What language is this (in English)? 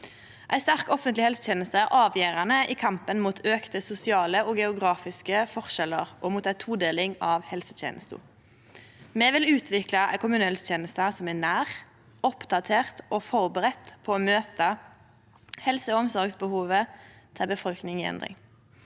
Norwegian